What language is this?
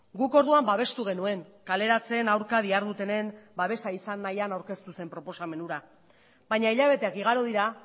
Basque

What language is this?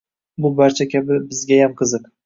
Uzbek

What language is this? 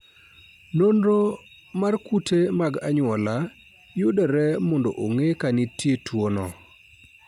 Luo (Kenya and Tanzania)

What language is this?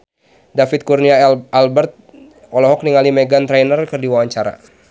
Sundanese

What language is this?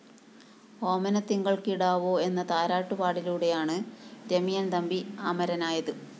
Malayalam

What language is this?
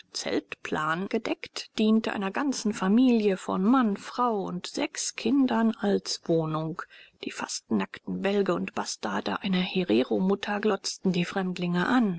German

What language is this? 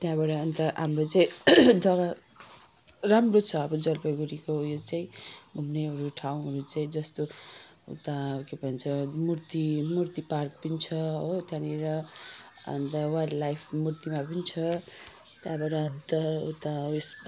Nepali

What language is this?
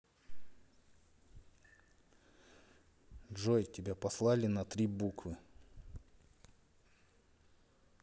Russian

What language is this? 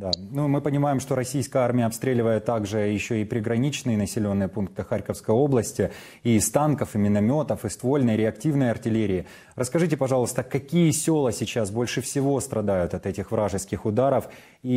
Russian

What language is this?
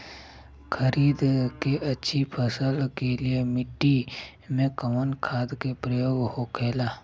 Bhojpuri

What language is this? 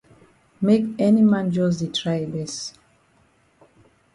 Cameroon Pidgin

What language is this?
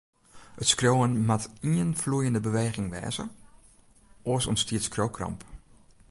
Western Frisian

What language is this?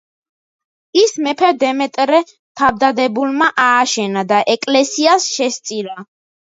Georgian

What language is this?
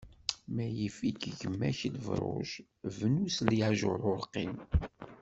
Kabyle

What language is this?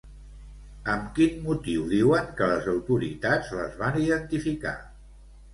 Catalan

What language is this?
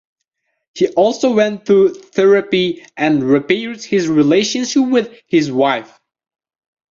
English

